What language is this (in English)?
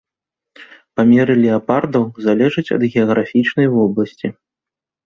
Belarusian